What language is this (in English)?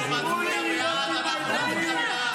Hebrew